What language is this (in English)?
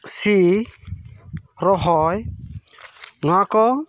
Santali